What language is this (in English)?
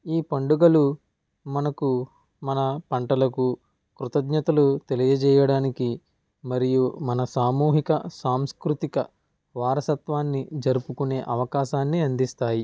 Telugu